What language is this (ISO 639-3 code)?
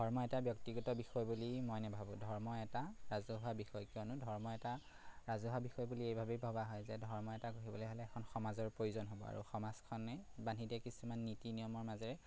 asm